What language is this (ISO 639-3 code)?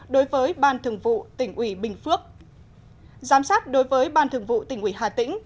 vie